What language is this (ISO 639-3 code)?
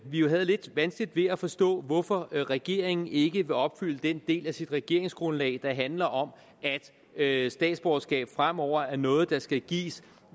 dan